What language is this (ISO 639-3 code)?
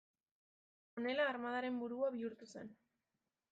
eus